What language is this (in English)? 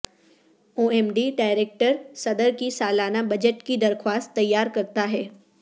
Urdu